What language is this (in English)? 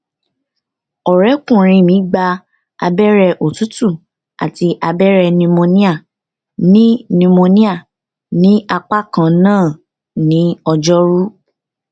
Yoruba